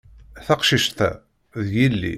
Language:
Kabyle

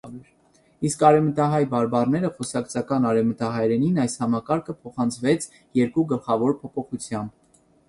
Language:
Armenian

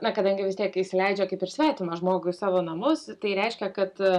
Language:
Lithuanian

